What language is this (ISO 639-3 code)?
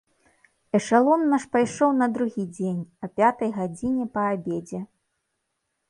bel